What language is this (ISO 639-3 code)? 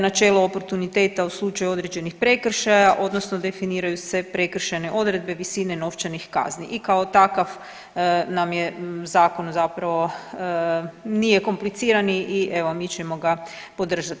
hrv